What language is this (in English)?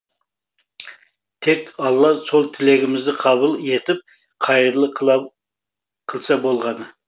Kazakh